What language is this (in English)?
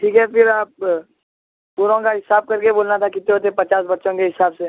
Urdu